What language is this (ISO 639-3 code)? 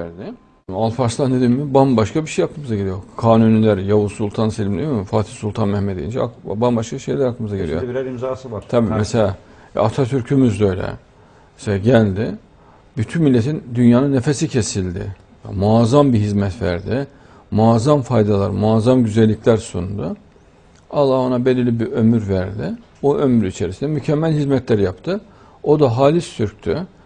tur